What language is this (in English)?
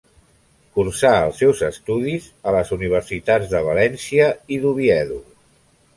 Catalan